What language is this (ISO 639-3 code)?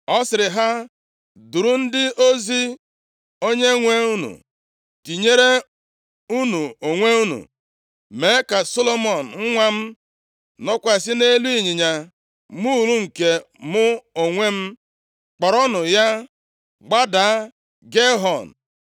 ibo